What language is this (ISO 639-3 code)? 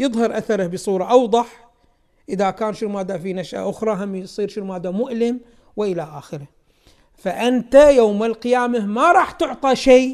ara